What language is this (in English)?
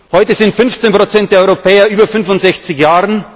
German